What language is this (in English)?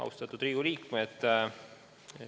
Estonian